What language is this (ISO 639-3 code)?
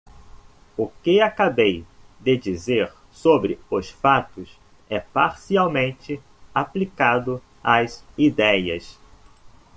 por